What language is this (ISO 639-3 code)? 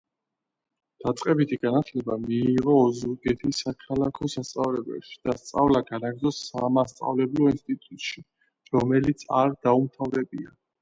kat